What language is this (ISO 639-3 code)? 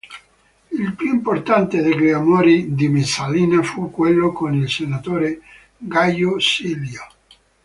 ita